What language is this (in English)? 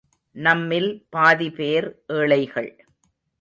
Tamil